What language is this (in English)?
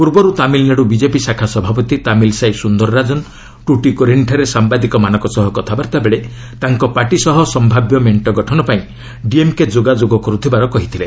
Odia